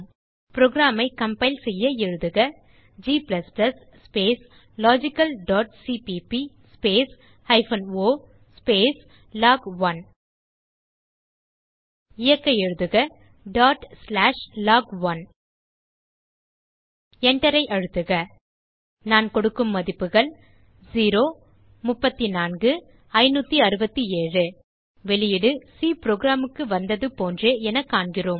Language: Tamil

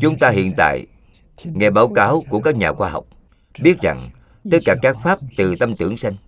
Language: Vietnamese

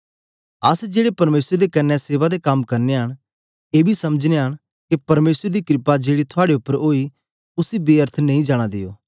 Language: Dogri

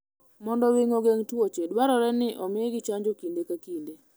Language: Luo (Kenya and Tanzania)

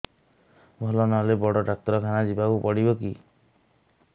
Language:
Odia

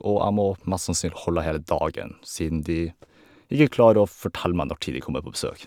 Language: Norwegian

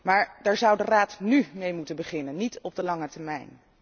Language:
Dutch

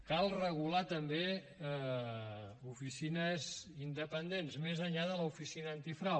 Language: Catalan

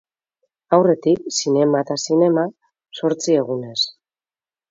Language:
Basque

